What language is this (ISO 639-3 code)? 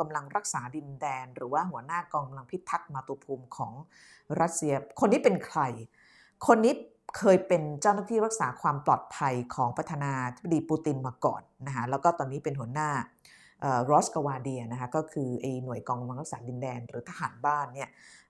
tha